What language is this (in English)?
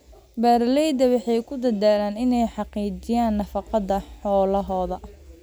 Somali